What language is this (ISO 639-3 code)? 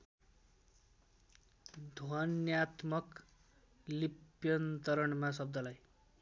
nep